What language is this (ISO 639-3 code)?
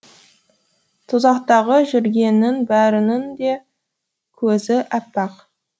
kaz